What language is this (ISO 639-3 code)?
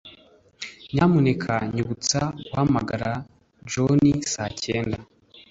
kin